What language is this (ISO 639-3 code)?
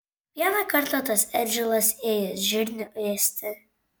lit